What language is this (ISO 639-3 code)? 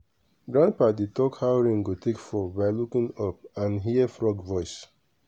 pcm